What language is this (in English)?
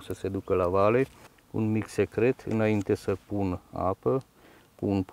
Romanian